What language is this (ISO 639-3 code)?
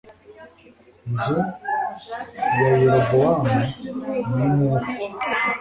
kin